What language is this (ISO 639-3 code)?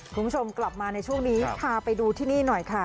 tha